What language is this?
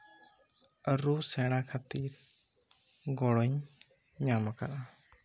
Santali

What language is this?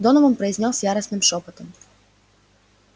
Russian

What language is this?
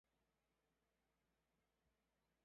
Chinese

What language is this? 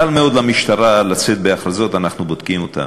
Hebrew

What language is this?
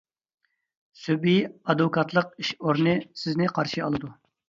Uyghur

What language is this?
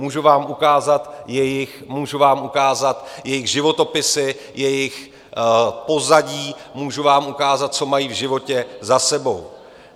Czech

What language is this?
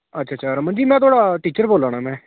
Dogri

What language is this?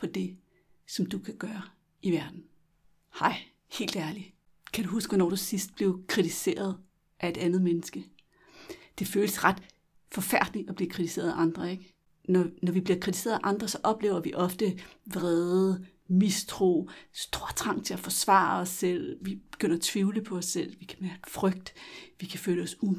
Danish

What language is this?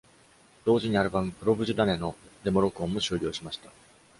Japanese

